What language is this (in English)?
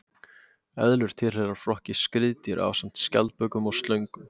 Icelandic